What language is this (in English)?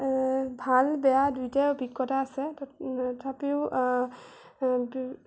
Assamese